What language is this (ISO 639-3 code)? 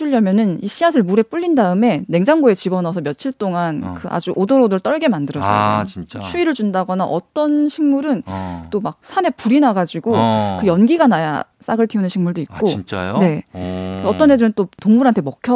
kor